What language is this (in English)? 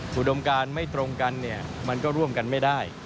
Thai